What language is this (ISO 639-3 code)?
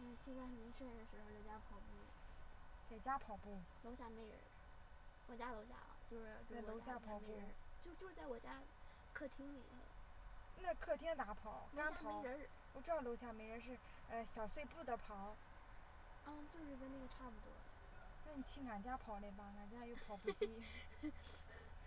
zho